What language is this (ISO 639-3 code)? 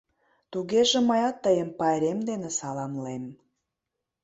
chm